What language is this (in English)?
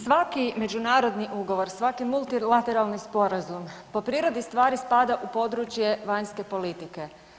Croatian